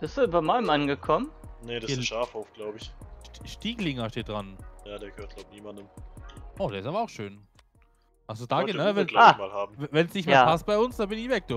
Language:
German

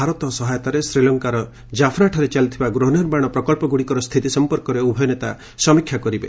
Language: Odia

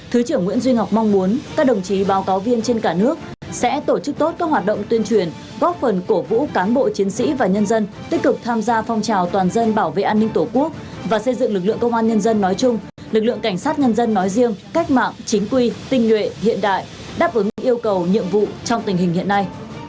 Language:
Vietnamese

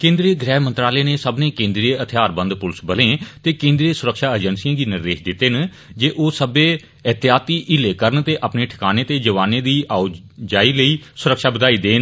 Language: Dogri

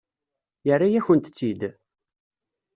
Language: Kabyle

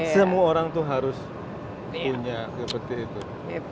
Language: Indonesian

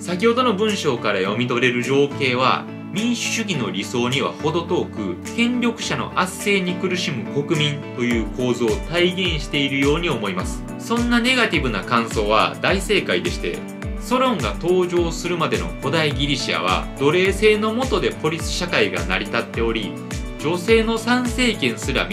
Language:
Japanese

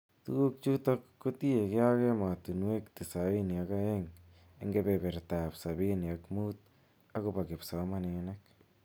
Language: Kalenjin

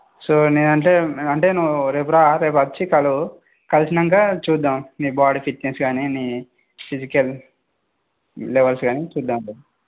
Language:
Telugu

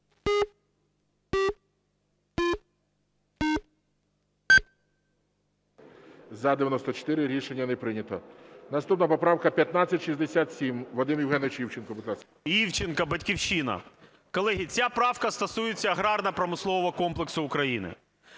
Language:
Ukrainian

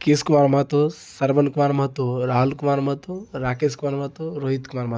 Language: Maithili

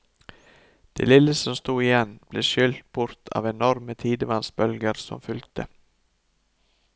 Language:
Norwegian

